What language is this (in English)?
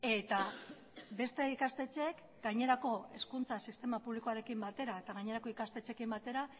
Basque